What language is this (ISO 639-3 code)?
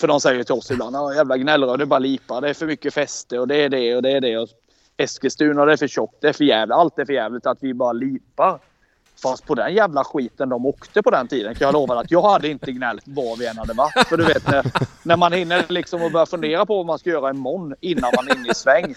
swe